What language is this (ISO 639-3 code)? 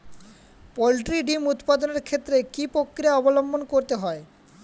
ben